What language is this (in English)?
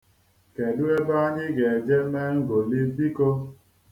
Igbo